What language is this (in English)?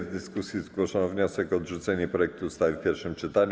Polish